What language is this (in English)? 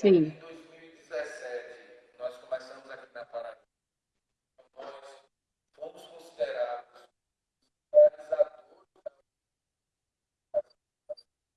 Portuguese